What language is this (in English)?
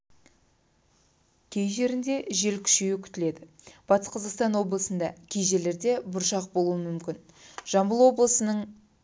Kazakh